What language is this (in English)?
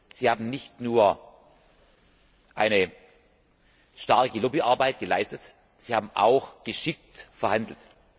German